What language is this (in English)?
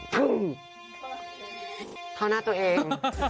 Thai